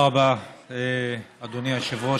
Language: Hebrew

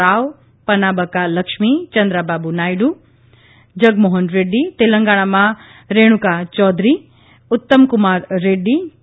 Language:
Gujarati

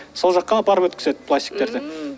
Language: Kazakh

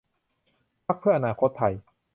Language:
Thai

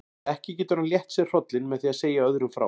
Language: Icelandic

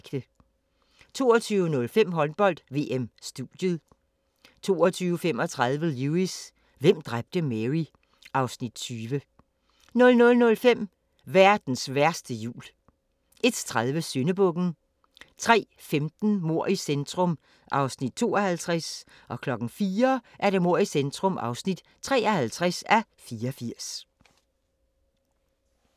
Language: Danish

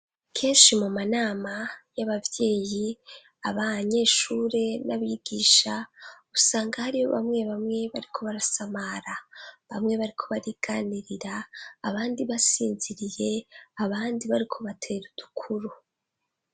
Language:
Rundi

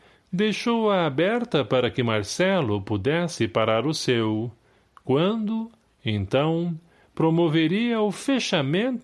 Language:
Portuguese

